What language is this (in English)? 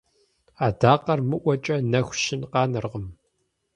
Kabardian